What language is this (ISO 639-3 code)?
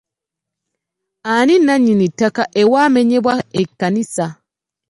lug